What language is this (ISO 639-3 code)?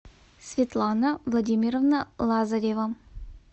rus